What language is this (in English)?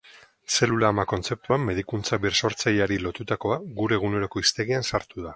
Basque